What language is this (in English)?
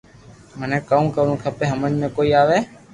Loarki